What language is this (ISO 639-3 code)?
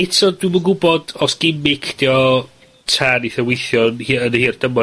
cym